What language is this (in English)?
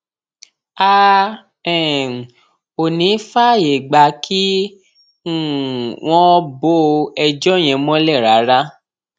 Yoruba